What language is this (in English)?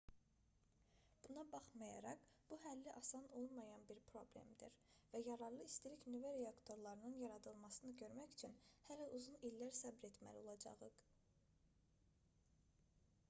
Azerbaijani